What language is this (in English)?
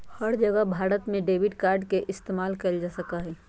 Magahi